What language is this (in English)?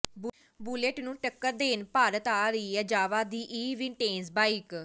Punjabi